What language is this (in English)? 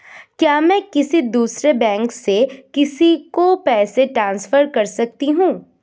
Hindi